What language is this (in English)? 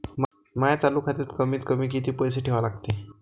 Marathi